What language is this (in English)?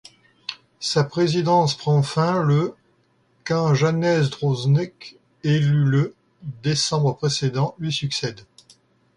French